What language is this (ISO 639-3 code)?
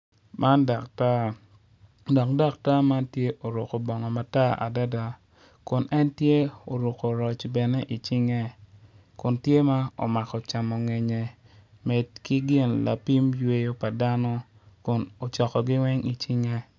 ach